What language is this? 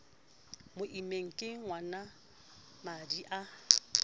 Southern Sotho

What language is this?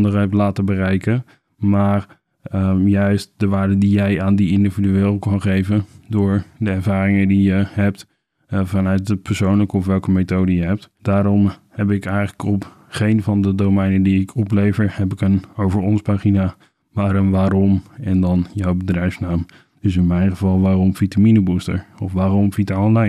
Dutch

